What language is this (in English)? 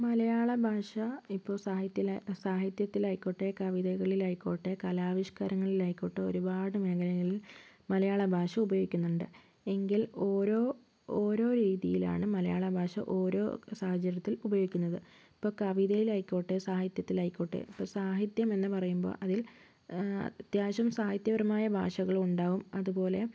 Malayalam